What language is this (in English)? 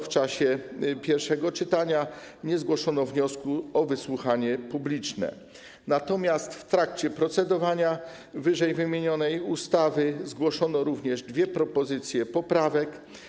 Polish